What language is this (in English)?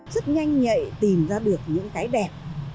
Vietnamese